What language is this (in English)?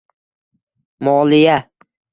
Uzbek